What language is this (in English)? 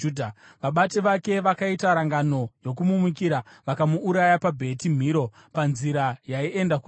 Shona